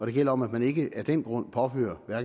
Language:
Danish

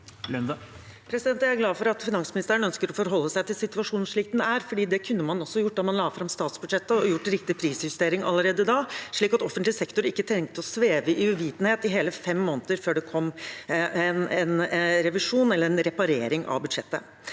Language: Norwegian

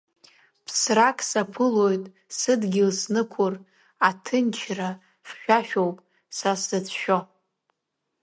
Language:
Abkhazian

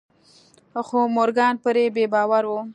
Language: Pashto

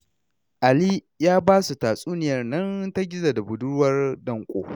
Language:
Hausa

